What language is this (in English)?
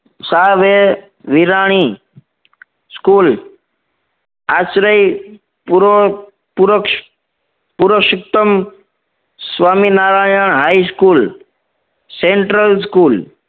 Gujarati